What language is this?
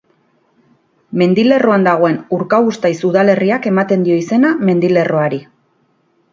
Basque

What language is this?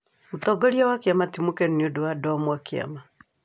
Kikuyu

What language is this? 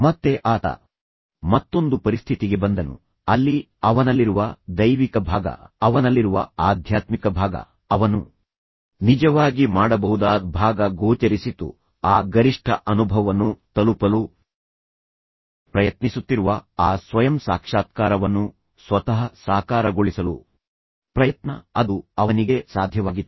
Kannada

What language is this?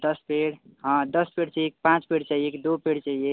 Hindi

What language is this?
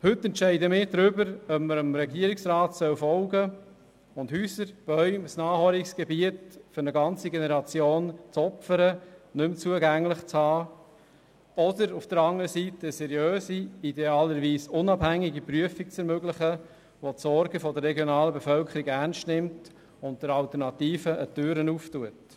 Swiss German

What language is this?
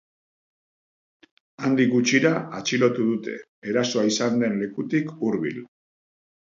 Basque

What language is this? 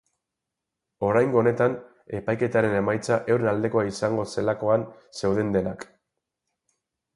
Basque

